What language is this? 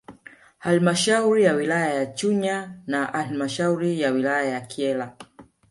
Swahili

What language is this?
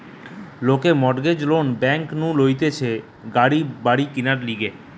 Bangla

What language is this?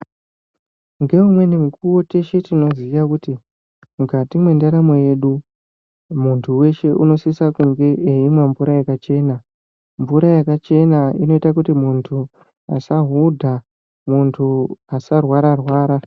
Ndau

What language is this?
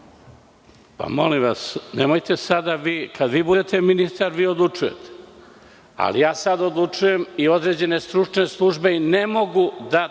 Serbian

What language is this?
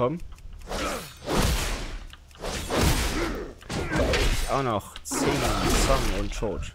German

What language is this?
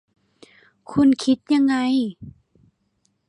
Thai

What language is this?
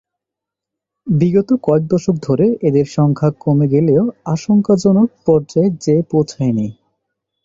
Bangla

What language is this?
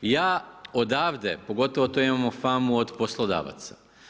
Croatian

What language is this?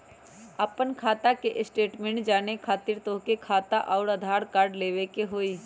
Magahi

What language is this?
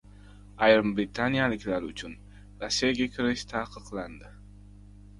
Uzbek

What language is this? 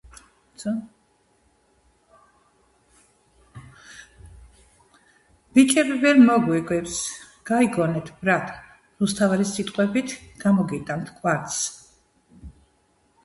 Georgian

